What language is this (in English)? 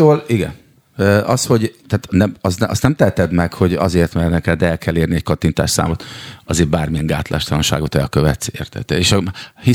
Hungarian